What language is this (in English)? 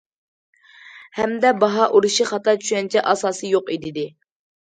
Uyghur